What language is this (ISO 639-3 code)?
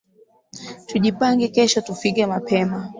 swa